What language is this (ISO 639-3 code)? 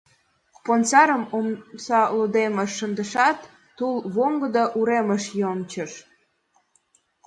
chm